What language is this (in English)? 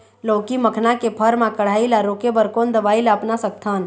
Chhattisgarhi